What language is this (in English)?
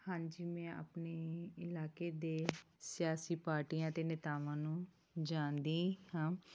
Punjabi